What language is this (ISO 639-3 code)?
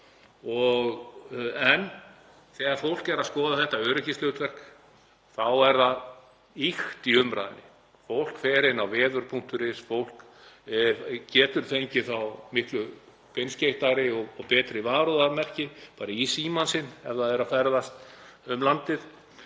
isl